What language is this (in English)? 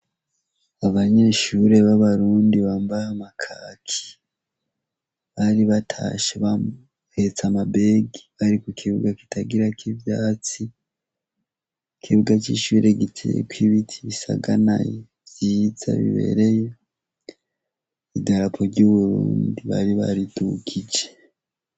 Rundi